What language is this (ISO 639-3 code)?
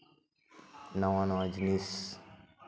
sat